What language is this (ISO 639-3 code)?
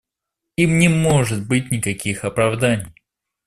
rus